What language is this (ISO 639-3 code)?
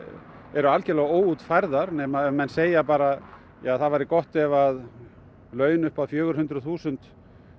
isl